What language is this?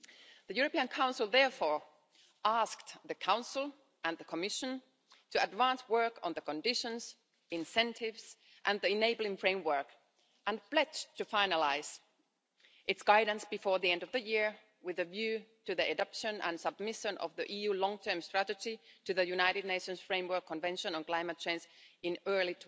English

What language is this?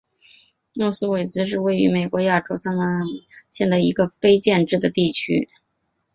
Chinese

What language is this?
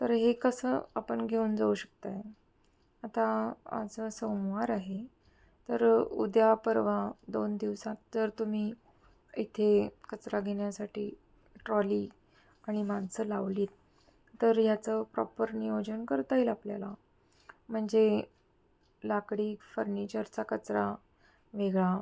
Marathi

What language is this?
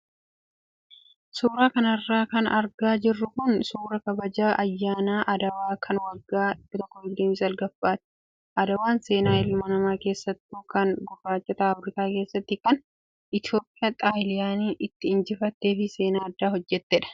Oromo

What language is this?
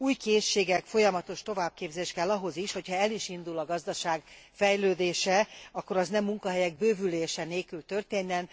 Hungarian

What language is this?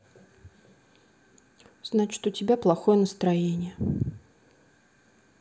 Russian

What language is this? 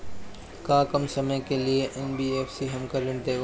Bhojpuri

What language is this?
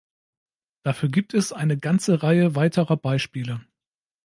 German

